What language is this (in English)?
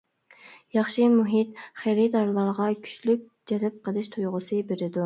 Uyghur